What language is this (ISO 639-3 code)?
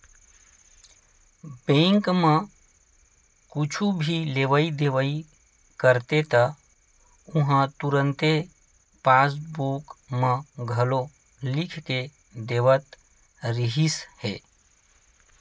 hne